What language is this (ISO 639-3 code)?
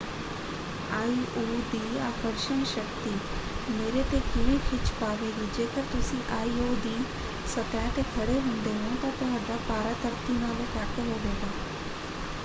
pan